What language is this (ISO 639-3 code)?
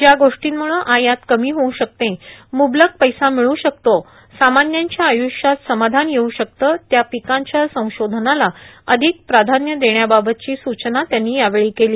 mar